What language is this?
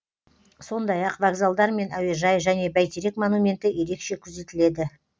Kazakh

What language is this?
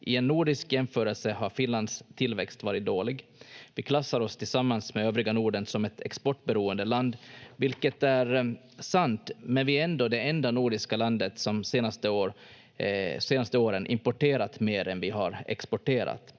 Finnish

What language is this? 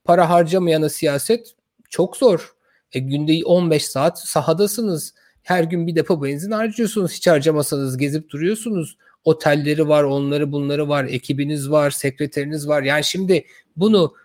Turkish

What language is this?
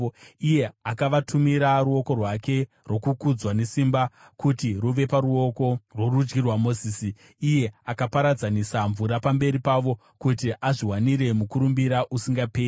Shona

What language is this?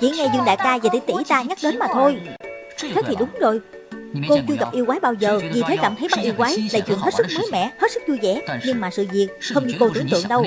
Vietnamese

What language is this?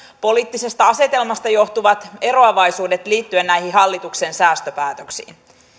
Finnish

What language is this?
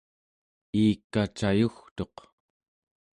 Central Yupik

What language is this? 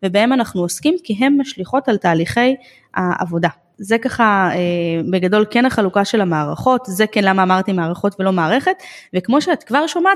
Hebrew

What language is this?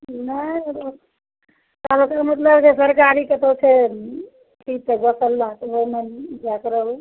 Maithili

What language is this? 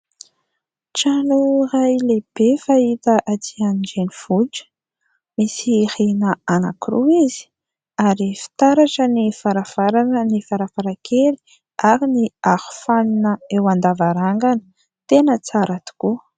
Malagasy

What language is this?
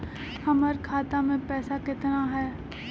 Magahi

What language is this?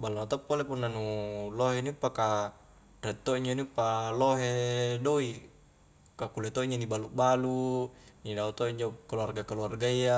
Highland Konjo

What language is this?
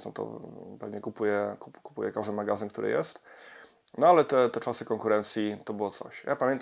Polish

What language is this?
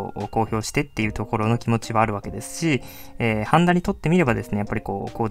Japanese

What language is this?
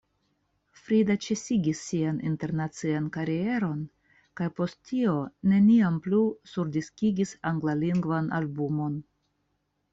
Esperanto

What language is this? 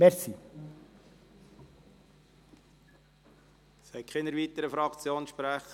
Swiss German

